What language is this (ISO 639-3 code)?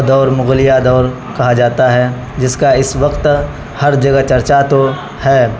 urd